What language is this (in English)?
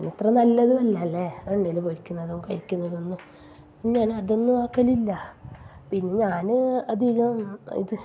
Malayalam